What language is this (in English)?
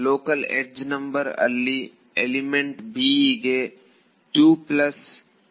Kannada